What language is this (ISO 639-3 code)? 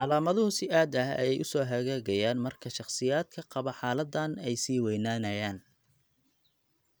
som